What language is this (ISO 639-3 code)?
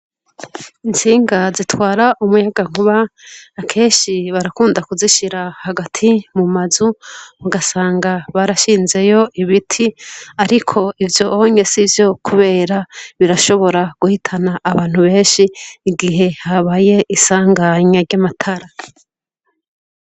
run